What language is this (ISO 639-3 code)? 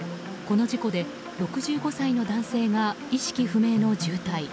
jpn